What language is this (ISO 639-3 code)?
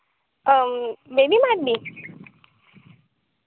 sat